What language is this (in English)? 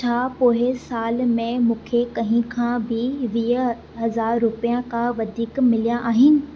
Sindhi